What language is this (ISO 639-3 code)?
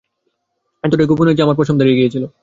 ben